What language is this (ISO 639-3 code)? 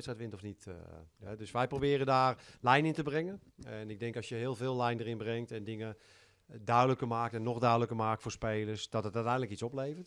nld